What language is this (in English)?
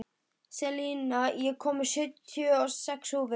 Icelandic